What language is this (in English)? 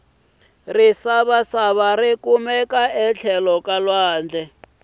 Tsonga